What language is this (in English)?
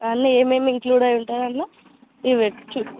Telugu